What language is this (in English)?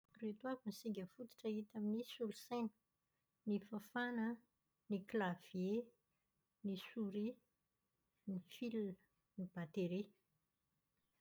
Malagasy